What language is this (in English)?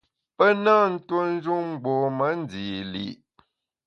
Bamun